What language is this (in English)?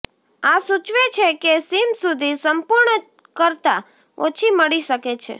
Gujarati